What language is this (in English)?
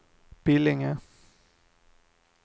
Swedish